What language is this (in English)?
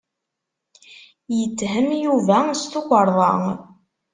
Kabyle